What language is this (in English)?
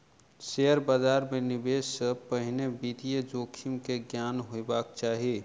Maithili